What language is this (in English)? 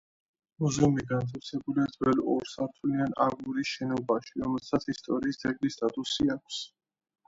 Georgian